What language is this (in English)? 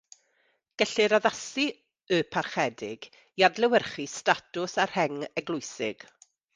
Welsh